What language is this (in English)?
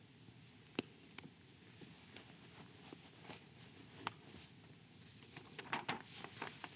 Finnish